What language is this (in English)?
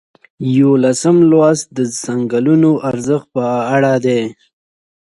Pashto